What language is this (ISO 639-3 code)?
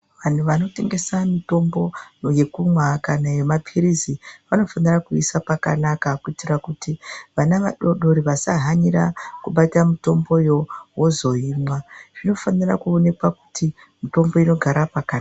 ndc